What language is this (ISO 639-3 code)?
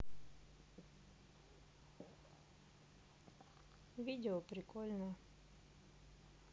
rus